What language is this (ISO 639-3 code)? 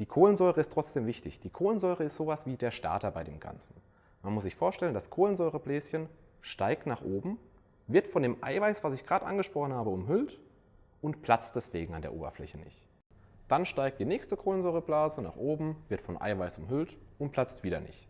deu